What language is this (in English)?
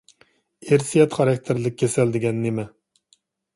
Uyghur